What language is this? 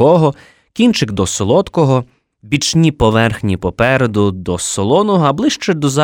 Ukrainian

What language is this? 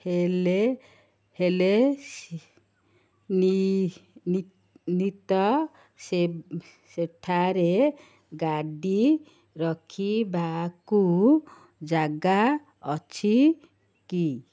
Odia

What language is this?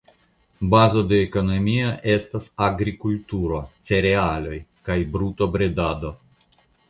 Esperanto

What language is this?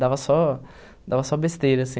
Portuguese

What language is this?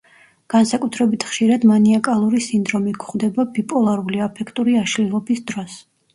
Georgian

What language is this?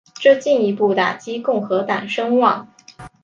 Chinese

